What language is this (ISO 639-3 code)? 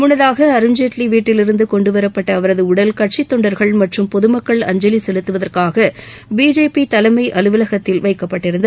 tam